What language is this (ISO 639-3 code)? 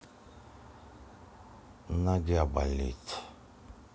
rus